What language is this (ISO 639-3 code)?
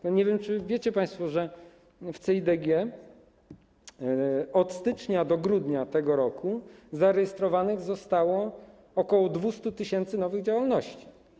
pol